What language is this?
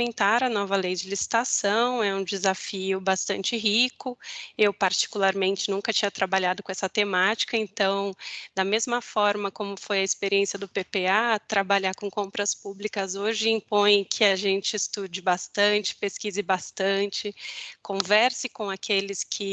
Portuguese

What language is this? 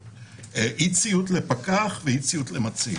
Hebrew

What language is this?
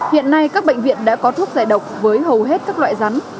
Vietnamese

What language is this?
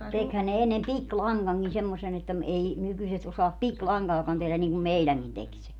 Finnish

